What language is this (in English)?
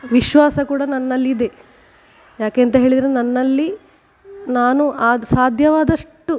Kannada